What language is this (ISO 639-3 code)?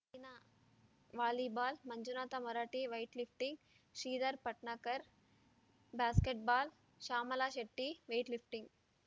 kan